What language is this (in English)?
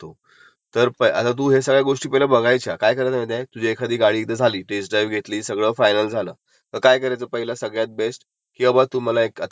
Marathi